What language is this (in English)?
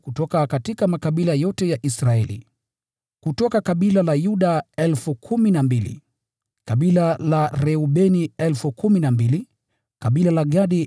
Swahili